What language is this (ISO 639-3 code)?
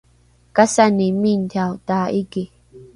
dru